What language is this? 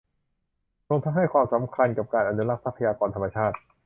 Thai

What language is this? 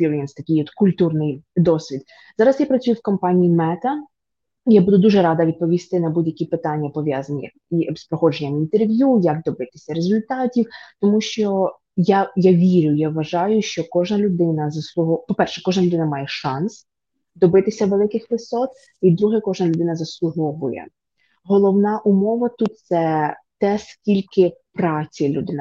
Ukrainian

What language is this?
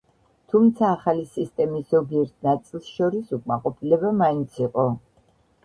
Georgian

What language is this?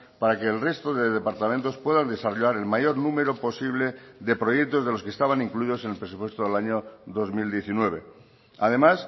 Spanish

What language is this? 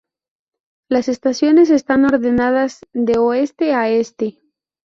Spanish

